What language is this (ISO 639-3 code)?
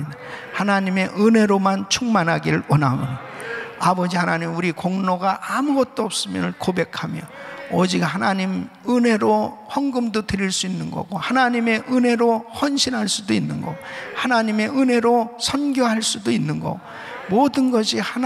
kor